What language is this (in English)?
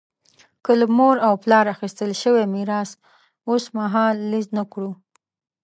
Pashto